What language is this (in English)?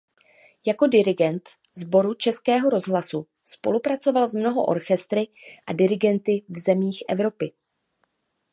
Czech